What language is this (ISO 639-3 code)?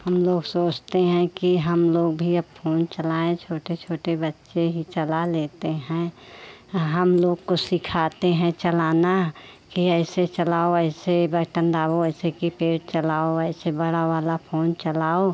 hin